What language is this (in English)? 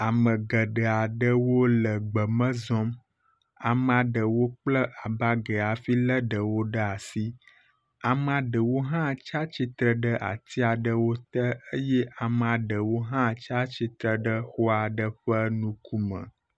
Ewe